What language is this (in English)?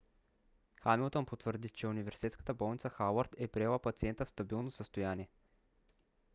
Bulgarian